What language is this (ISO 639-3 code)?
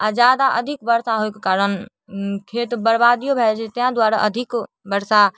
mai